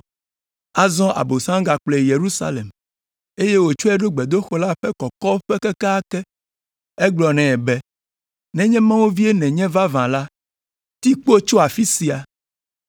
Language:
Ewe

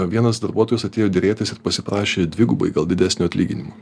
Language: Lithuanian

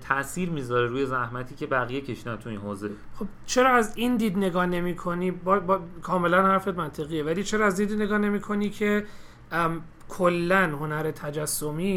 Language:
Persian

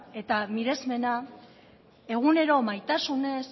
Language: Basque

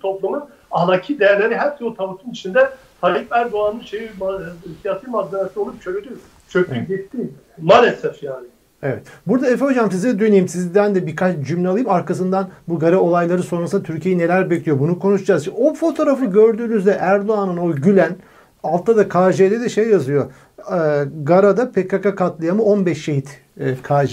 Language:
Turkish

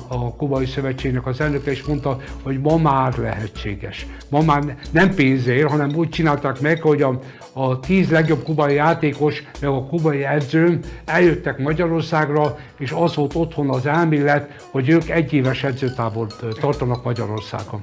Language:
Hungarian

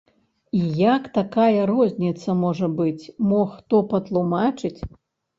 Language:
Belarusian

